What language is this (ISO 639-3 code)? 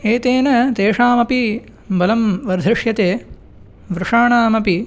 san